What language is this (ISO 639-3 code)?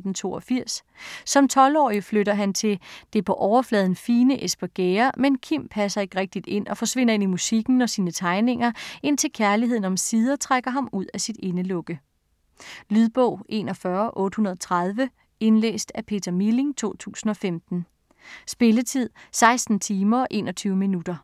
dan